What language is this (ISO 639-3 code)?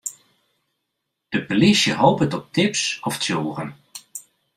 fry